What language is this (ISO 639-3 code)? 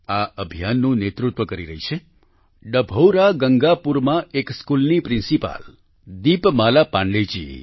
guj